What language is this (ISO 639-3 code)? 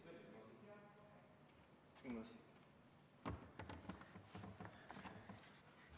est